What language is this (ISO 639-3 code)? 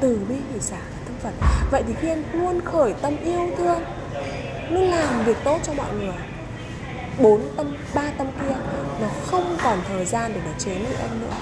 vie